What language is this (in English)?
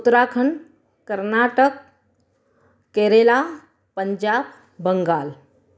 Sindhi